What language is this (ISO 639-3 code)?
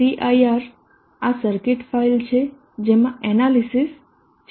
guj